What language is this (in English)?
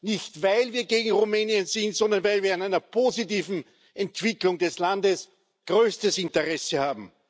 German